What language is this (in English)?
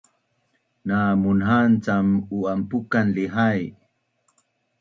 Bunun